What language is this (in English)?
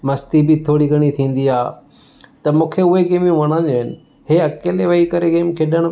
Sindhi